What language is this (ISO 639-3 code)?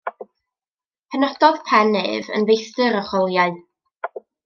cym